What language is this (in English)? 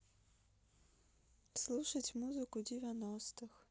Russian